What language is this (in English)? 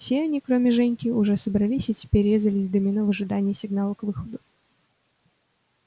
Russian